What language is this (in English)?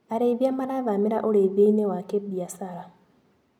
Kikuyu